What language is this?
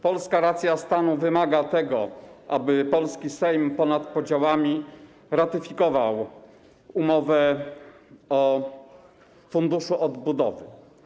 Polish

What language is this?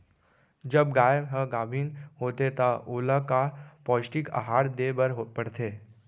Chhattisgarhi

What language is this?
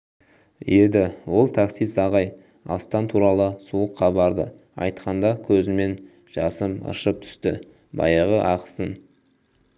Kazakh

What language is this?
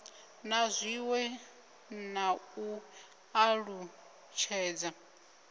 Venda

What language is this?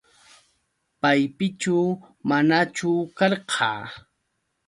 Yauyos Quechua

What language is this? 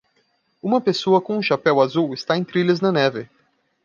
Portuguese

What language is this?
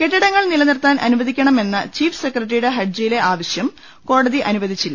Malayalam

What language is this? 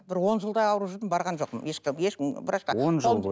Kazakh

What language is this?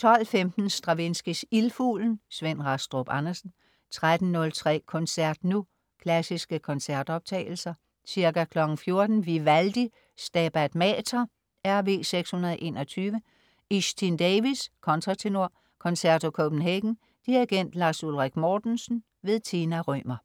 Danish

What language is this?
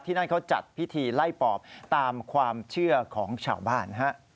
Thai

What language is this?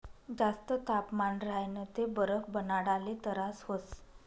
Marathi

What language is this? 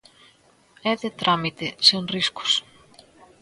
Galician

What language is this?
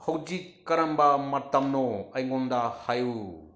Manipuri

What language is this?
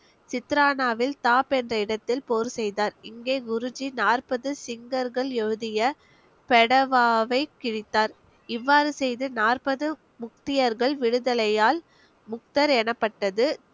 Tamil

